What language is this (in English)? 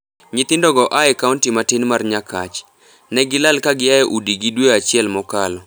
Luo (Kenya and Tanzania)